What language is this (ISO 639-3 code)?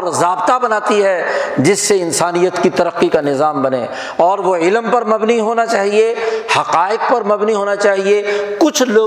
urd